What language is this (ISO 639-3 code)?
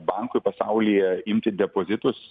lit